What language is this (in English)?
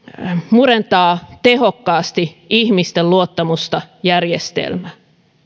Finnish